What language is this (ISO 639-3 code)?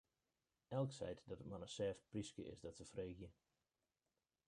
fry